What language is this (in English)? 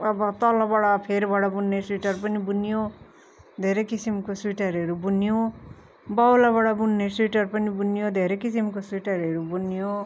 Nepali